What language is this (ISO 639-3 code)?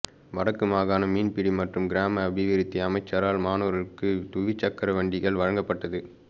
tam